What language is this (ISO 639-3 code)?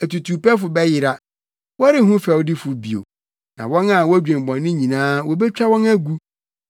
aka